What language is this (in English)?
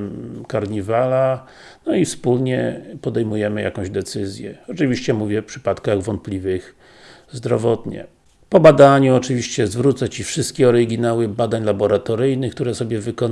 Polish